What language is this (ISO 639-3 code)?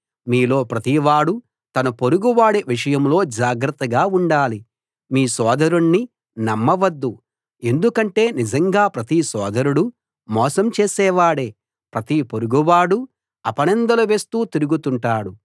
tel